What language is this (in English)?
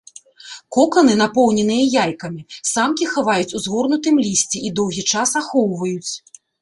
Belarusian